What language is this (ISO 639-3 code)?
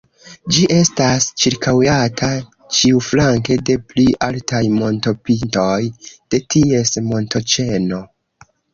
epo